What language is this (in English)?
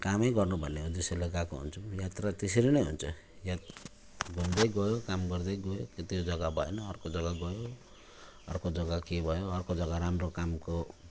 Nepali